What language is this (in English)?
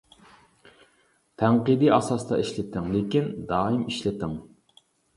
Uyghur